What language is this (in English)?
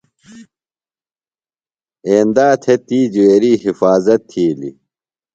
Phalura